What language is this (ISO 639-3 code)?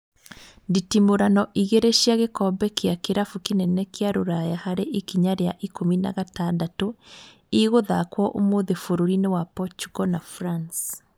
kik